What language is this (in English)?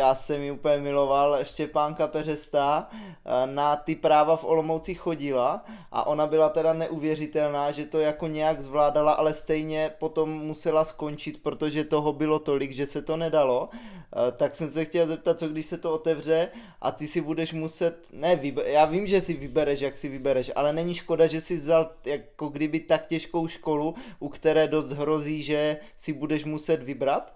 Czech